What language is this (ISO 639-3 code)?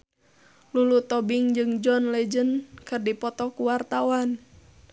sun